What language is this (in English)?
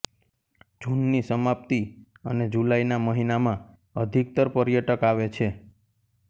Gujarati